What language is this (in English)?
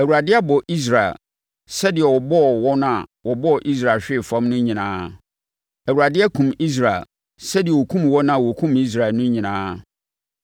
Akan